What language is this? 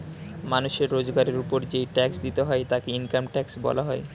Bangla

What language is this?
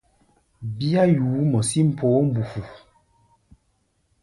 Gbaya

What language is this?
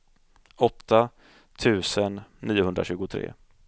Swedish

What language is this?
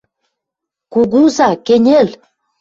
Western Mari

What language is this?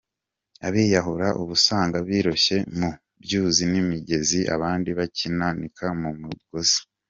Kinyarwanda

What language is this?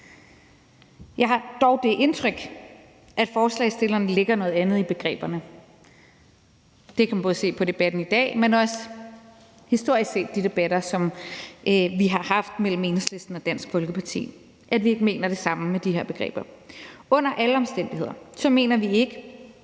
Danish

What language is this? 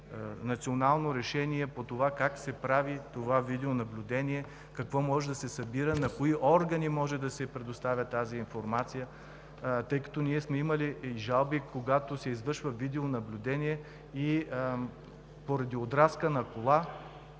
Bulgarian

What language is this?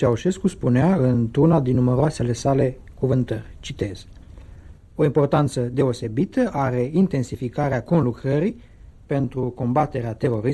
Romanian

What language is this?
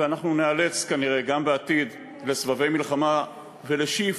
Hebrew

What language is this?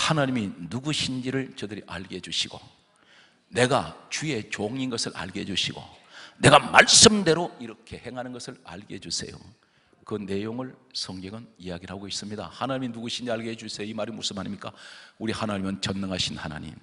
Korean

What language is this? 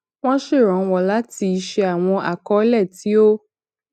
Yoruba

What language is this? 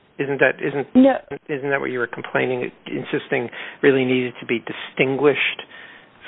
English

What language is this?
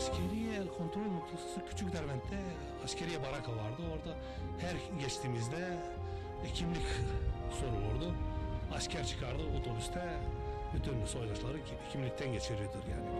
Turkish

